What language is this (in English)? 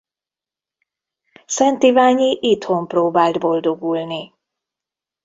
Hungarian